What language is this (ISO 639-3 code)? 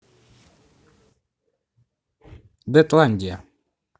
rus